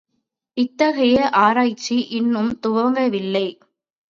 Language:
Tamil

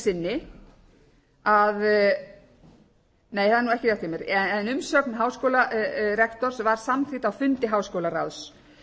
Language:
Icelandic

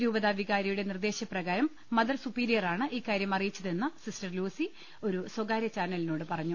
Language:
Malayalam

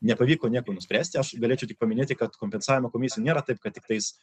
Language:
Lithuanian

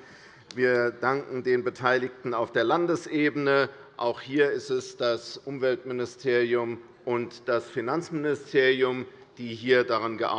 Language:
German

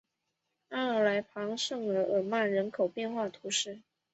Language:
Chinese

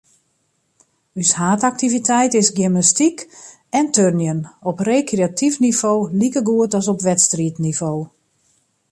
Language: Western Frisian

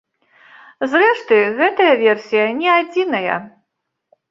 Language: Belarusian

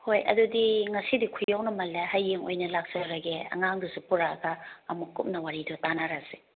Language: Manipuri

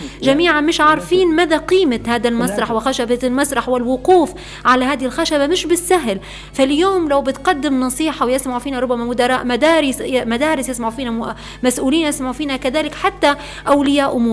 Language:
Arabic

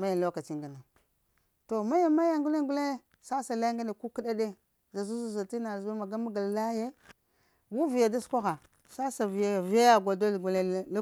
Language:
Lamang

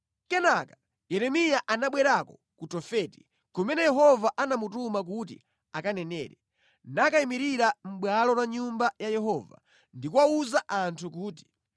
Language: Nyanja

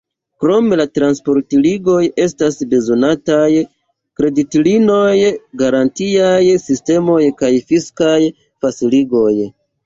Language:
Esperanto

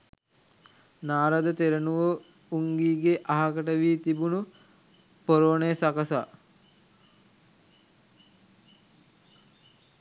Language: Sinhala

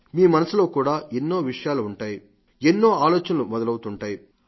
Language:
Telugu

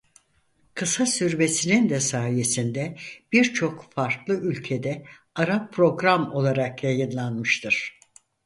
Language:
Turkish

